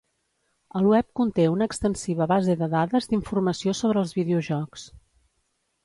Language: Catalan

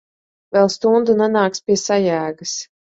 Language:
Latvian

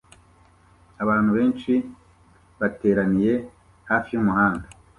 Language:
Kinyarwanda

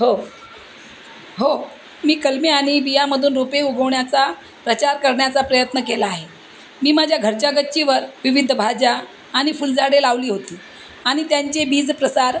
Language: Marathi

